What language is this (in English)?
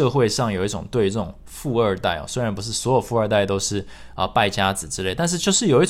Chinese